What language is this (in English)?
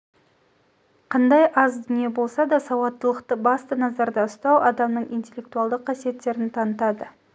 Kazakh